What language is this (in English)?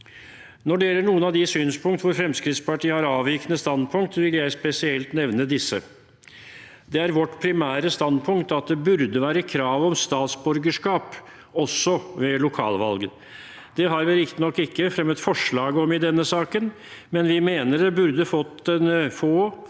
Norwegian